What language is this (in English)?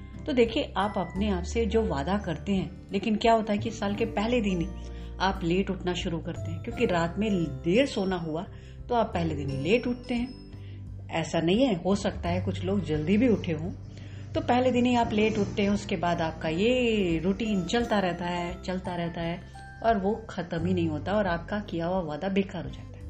Hindi